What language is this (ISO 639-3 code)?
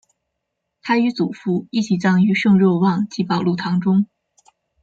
zho